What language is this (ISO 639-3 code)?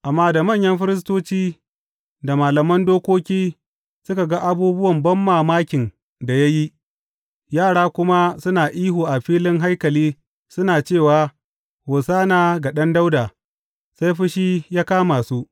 hau